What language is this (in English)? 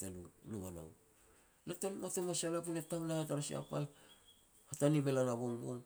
Petats